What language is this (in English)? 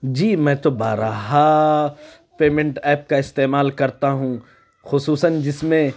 Urdu